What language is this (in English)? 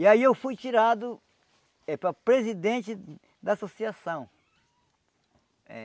Portuguese